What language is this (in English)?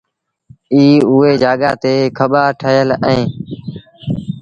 Sindhi Bhil